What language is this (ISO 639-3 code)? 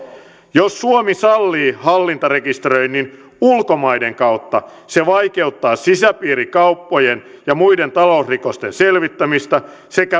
fin